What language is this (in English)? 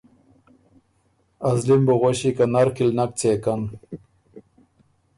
Ormuri